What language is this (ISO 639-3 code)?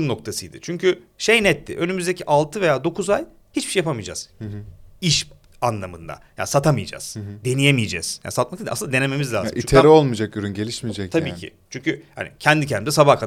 tur